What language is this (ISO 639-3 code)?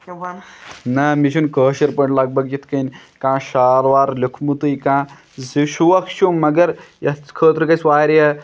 kas